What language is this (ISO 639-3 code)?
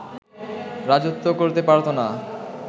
ben